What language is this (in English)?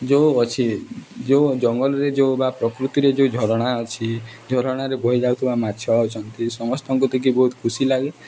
Odia